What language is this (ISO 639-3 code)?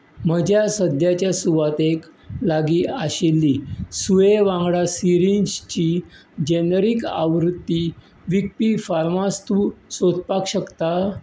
kok